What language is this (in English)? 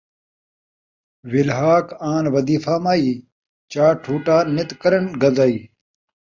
Saraiki